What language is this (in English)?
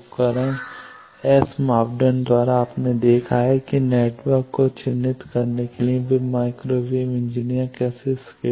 Hindi